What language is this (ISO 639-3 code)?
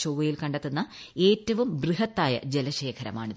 mal